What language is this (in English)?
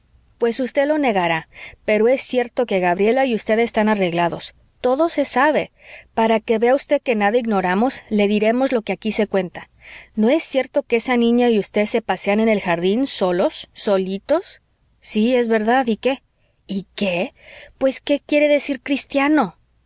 Spanish